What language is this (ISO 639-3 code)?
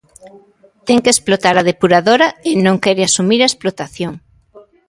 glg